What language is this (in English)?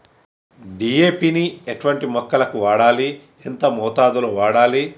Telugu